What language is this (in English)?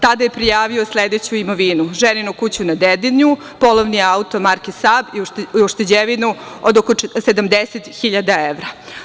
Serbian